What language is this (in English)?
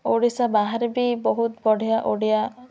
Odia